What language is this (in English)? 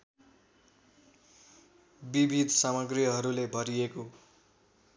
Nepali